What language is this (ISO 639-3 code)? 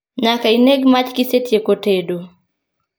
luo